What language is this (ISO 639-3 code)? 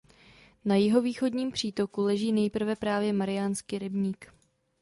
ces